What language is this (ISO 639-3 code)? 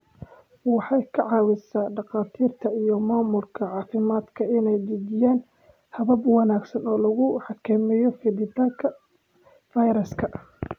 som